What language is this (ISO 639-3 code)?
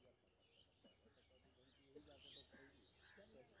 mai